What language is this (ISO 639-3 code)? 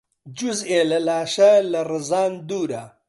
ckb